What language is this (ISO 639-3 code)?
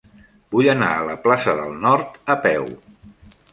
cat